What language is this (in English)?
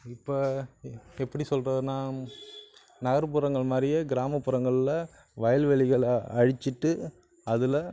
Tamil